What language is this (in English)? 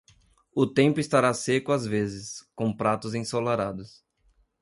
Portuguese